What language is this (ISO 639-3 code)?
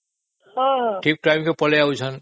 ori